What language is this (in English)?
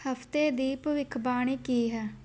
Punjabi